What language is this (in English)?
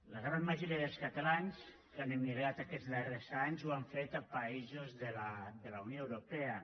Catalan